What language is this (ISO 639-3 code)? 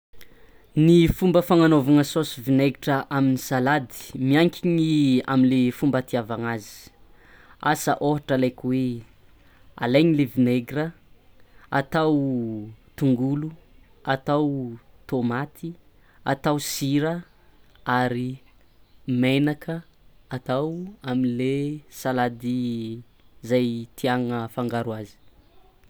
xmw